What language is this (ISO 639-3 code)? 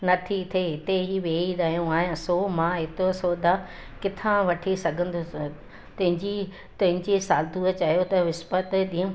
snd